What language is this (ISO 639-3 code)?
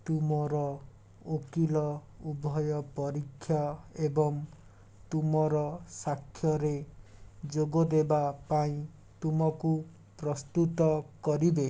ori